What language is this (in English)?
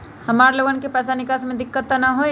Magahi